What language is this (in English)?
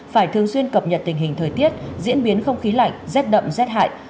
Vietnamese